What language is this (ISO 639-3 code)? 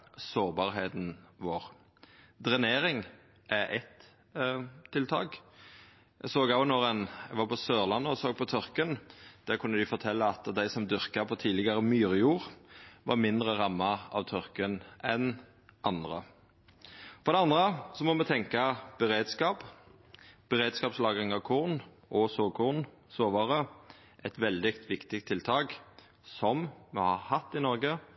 nno